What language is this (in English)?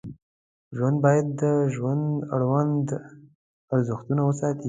Pashto